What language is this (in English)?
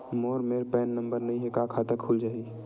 Chhattisgarhi